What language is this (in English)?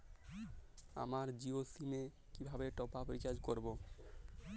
Bangla